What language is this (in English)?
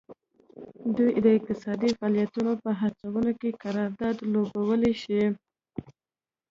Pashto